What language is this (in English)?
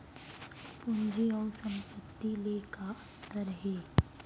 Chhattisgarhi